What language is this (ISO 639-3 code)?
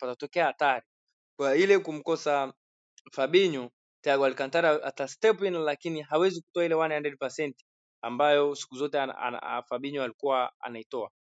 swa